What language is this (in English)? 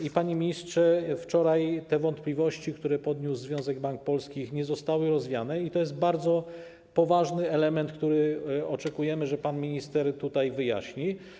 Polish